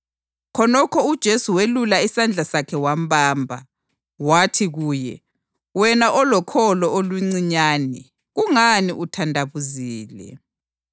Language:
North Ndebele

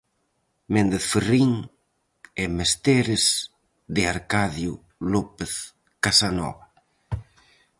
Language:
Galician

